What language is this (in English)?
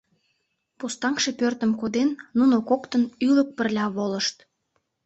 Mari